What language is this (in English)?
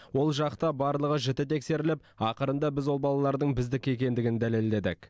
Kazakh